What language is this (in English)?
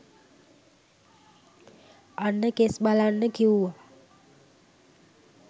Sinhala